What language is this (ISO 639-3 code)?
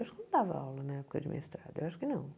por